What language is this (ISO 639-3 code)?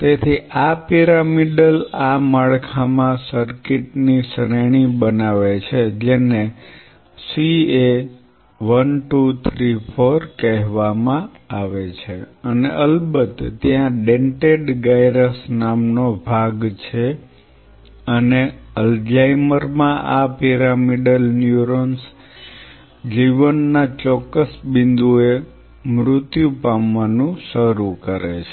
guj